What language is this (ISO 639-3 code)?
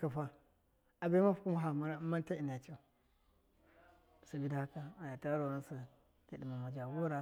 mkf